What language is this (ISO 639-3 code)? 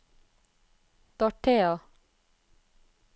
nor